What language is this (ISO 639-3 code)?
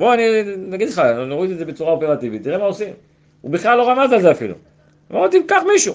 heb